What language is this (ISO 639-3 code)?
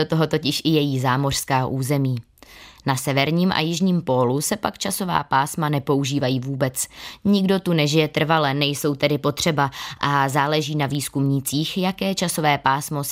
ces